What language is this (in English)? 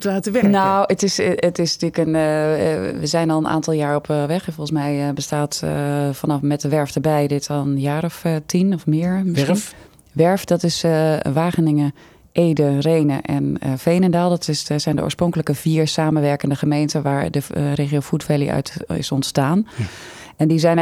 Dutch